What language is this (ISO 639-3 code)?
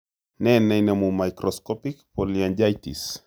kln